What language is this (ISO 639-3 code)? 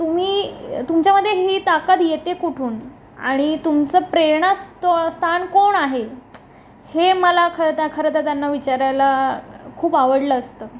mar